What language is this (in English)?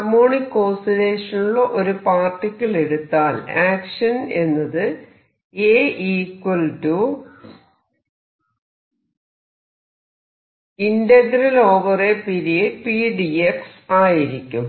Malayalam